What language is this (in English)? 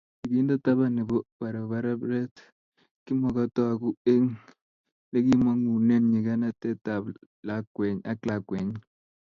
Kalenjin